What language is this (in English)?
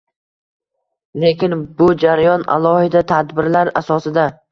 Uzbek